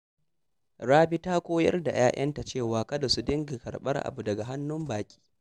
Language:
Hausa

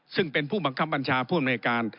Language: Thai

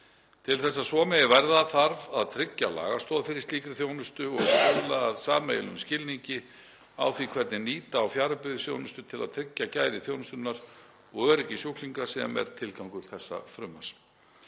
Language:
Icelandic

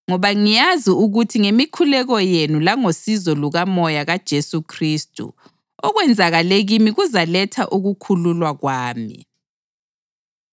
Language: North Ndebele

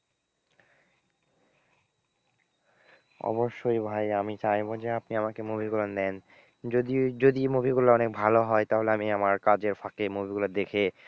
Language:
Bangla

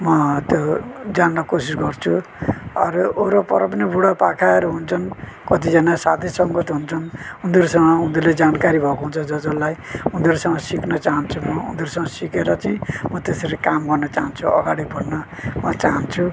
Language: Nepali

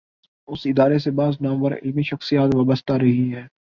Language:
Urdu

